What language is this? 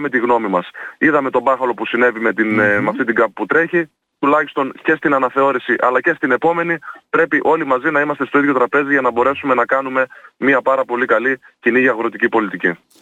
Greek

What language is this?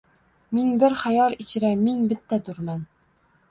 Uzbek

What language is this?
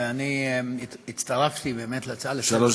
Hebrew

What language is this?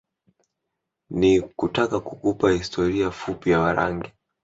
Swahili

